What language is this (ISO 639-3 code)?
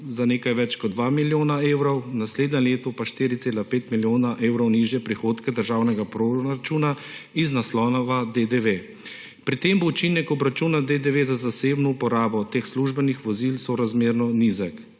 slv